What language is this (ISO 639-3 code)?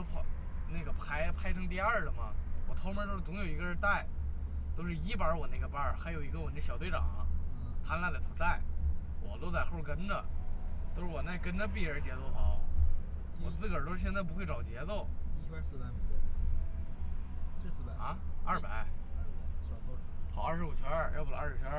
zho